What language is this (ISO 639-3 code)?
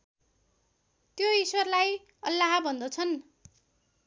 nep